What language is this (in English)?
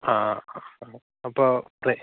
Malayalam